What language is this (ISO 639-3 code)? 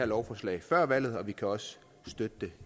dan